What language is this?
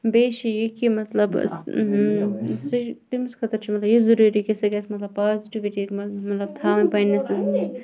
Kashmiri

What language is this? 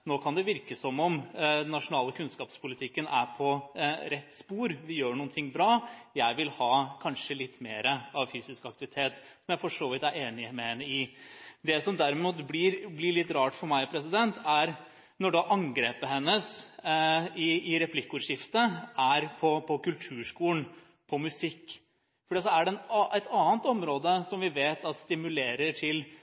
Norwegian Bokmål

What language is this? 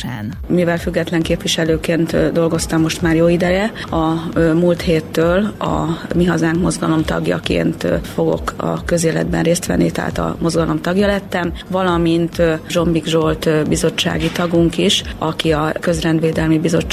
Hungarian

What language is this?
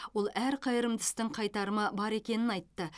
Kazakh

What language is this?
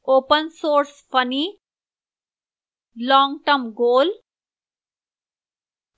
Hindi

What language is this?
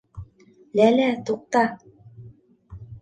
Bashkir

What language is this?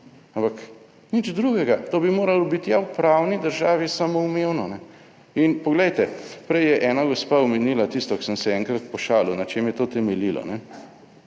Slovenian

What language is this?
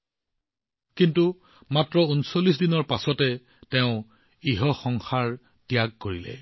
Assamese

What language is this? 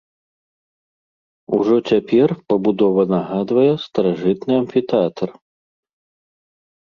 Belarusian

